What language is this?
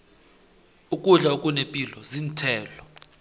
South Ndebele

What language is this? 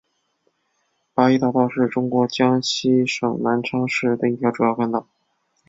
Chinese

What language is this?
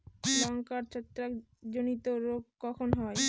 Bangla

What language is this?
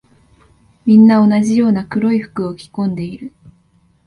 Japanese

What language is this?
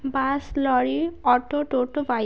Bangla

